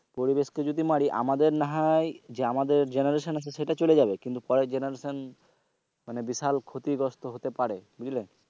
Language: Bangla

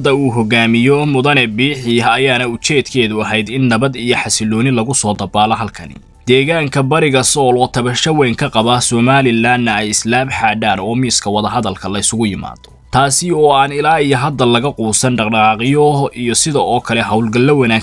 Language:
Arabic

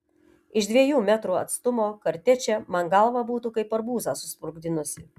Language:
Lithuanian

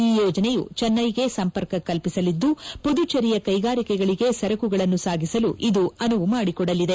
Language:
Kannada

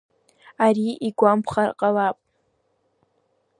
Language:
Abkhazian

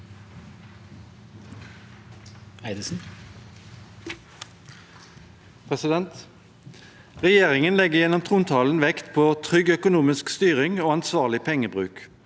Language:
Norwegian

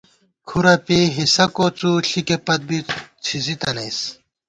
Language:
Gawar-Bati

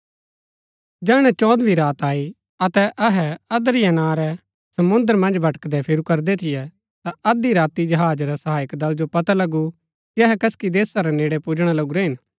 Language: Gaddi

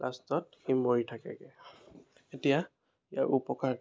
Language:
Assamese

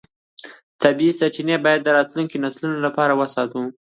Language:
Pashto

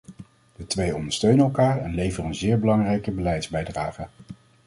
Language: Dutch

